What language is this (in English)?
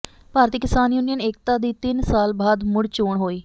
Punjabi